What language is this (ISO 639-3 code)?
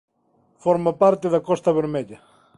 glg